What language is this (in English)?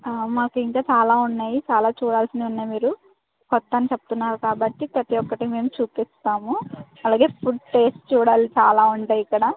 Telugu